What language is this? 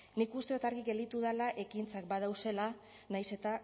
Basque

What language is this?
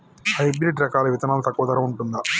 Telugu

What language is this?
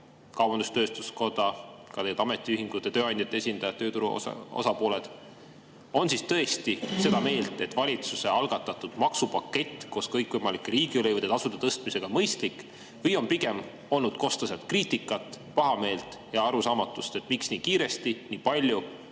Estonian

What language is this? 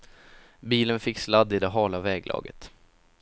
Swedish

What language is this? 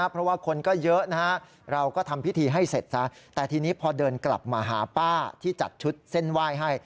Thai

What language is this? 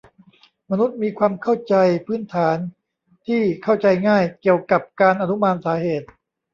Thai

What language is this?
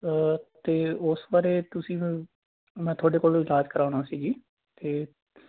Punjabi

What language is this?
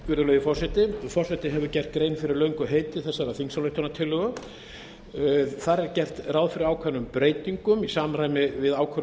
Icelandic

